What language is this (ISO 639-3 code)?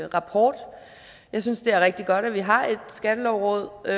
dan